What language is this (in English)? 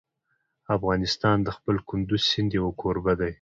Pashto